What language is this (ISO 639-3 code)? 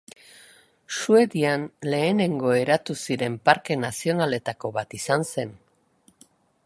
eus